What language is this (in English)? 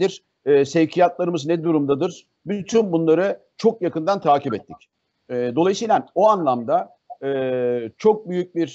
Turkish